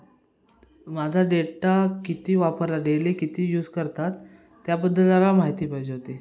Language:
Marathi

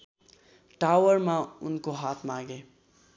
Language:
Nepali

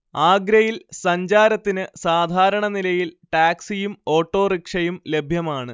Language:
Malayalam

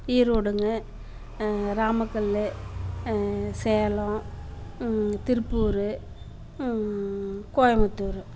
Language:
Tamil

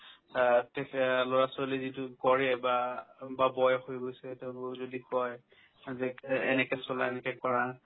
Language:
Assamese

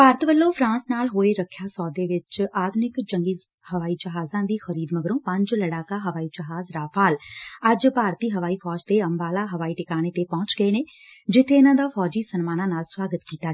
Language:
Punjabi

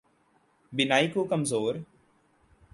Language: Urdu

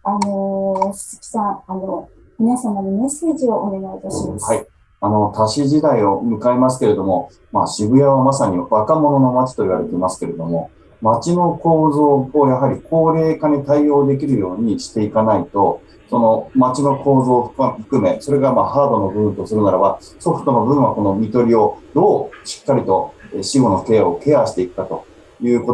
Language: Japanese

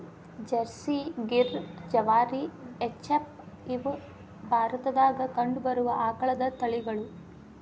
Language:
Kannada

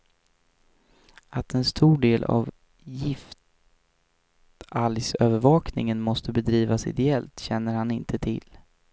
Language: Swedish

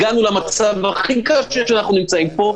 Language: Hebrew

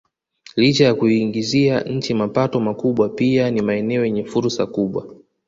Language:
Swahili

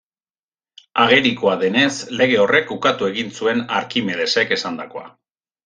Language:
Basque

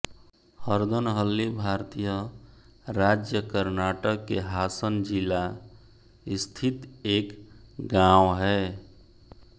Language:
Hindi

